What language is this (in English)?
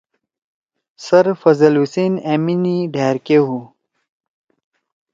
Torwali